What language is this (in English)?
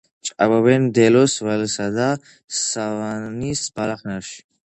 Georgian